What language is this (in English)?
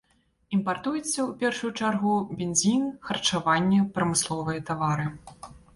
Belarusian